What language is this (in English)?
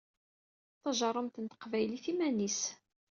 Kabyle